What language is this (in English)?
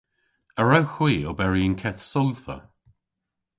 Cornish